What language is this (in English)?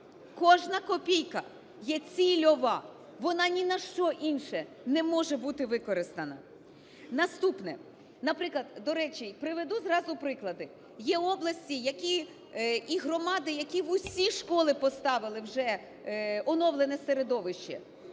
Ukrainian